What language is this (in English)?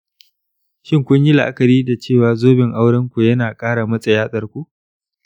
Hausa